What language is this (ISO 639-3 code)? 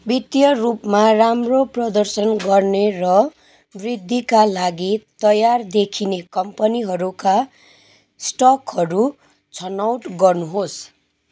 nep